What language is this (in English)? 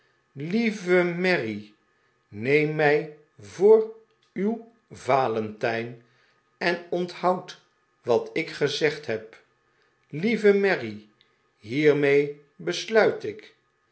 Dutch